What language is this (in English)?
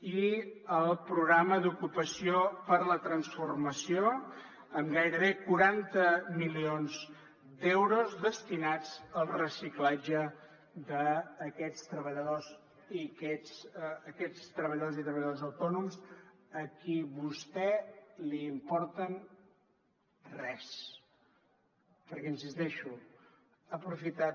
Catalan